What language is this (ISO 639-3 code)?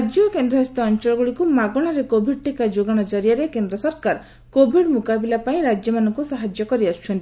ori